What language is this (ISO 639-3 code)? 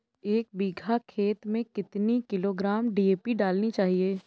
hin